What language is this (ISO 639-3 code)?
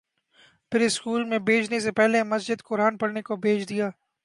urd